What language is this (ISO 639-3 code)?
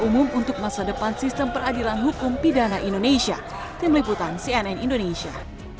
ind